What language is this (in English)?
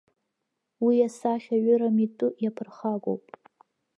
Abkhazian